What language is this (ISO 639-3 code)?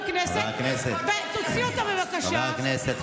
heb